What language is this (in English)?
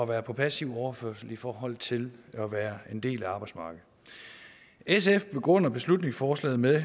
Danish